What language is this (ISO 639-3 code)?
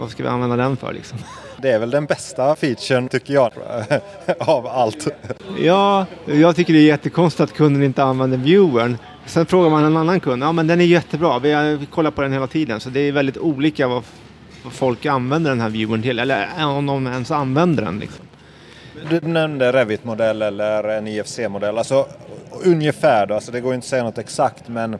swe